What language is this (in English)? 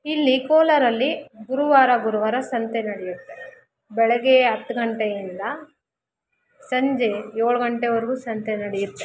Kannada